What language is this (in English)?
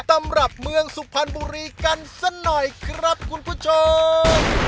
Thai